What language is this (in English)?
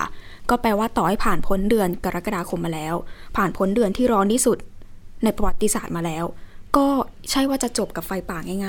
Thai